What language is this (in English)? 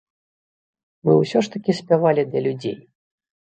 Belarusian